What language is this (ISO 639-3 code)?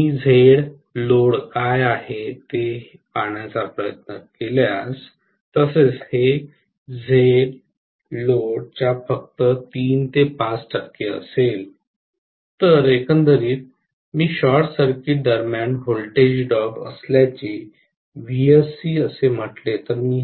mar